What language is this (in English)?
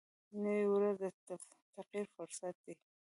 Pashto